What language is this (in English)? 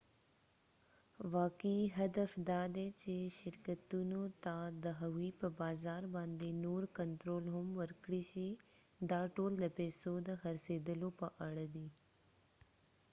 Pashto